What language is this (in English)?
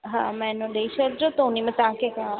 Sindhi